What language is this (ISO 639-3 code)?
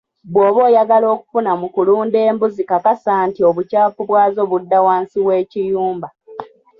lug